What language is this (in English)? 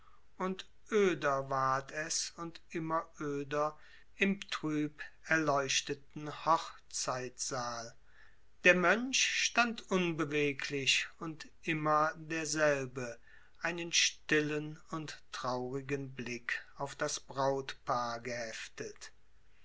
German